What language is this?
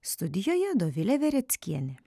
Lithuanian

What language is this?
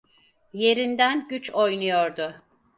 Turkish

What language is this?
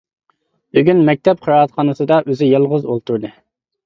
Uyghur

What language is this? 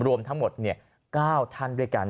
Thai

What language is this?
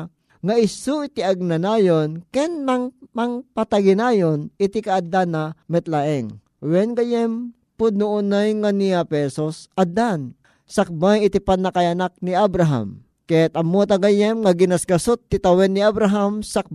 Filipino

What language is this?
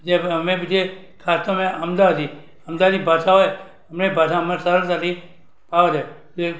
Gujarati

